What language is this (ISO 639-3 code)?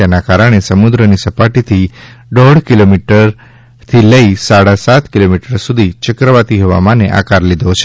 guj